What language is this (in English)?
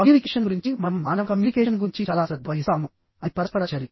Telugu